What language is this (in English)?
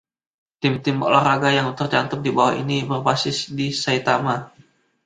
Indonesian